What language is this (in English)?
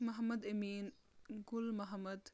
Kashmiri